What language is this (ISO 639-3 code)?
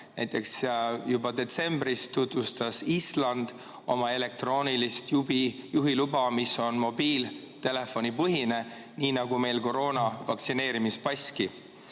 est